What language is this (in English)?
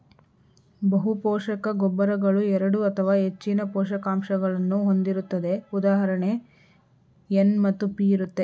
Kannada